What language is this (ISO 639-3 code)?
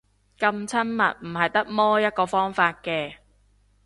yue